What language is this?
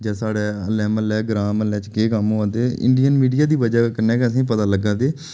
Dogri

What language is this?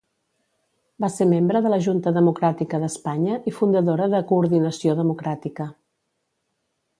Catalan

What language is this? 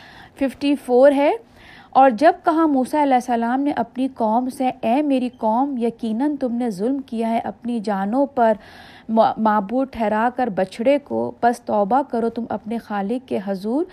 Urdu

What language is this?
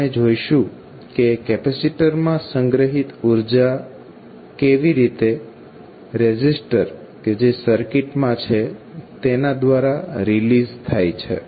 Gujarati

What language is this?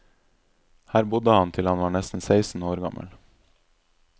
Norwegian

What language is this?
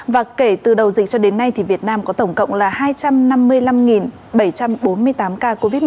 Vietnamese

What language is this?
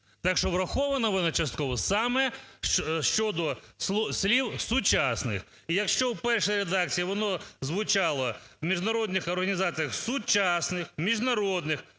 Ukrainian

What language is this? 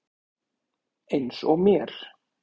Icelandic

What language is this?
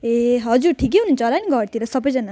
Nepali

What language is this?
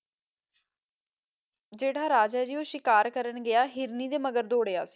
Punjabi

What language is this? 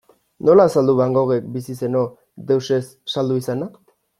Basque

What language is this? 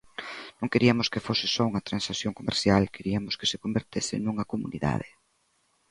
Galician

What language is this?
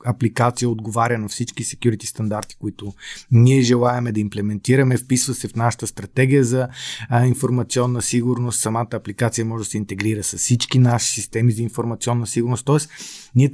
Bulgarian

